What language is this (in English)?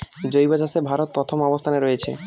Bangla